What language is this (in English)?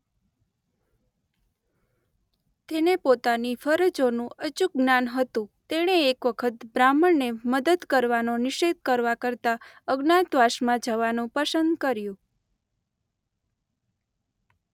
Gujarati